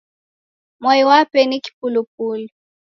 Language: Taita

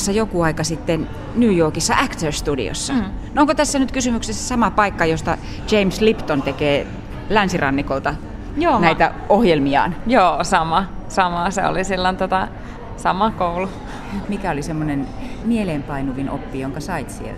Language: Finnish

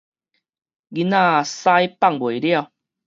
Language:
Min Nan Chinese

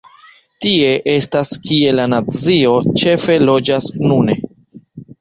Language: Esperanto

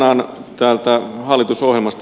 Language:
Finnish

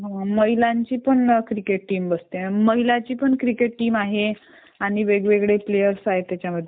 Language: Marathi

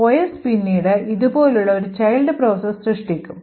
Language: Malayalam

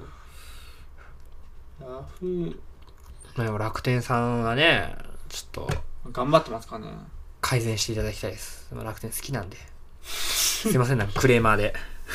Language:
Japanese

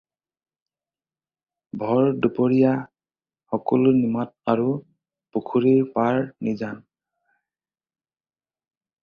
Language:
Assamese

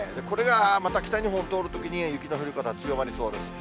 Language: Japanese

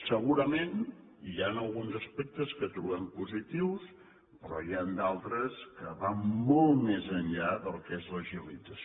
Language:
Catalan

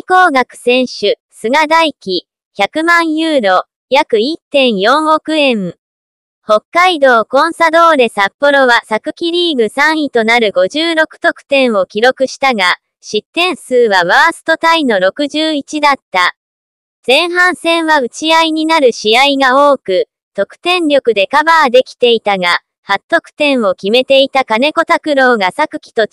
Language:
Japanese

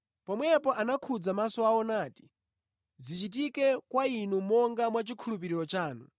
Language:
Nyanja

